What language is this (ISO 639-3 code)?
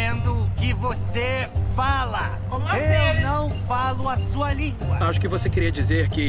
por